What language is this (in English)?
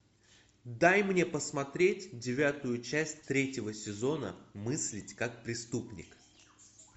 Russian